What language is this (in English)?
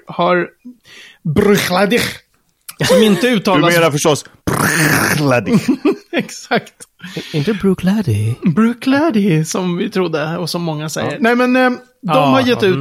Swedish